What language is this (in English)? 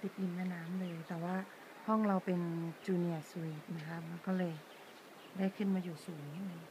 Thai